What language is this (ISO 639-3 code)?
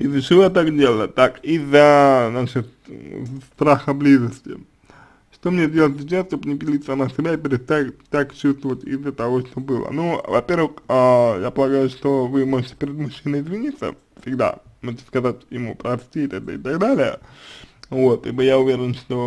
rus